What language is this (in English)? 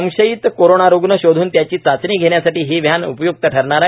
Marathi